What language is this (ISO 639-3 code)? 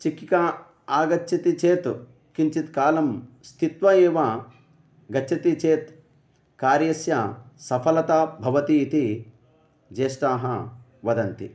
san